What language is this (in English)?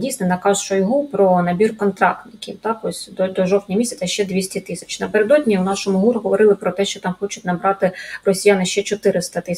Ukrainian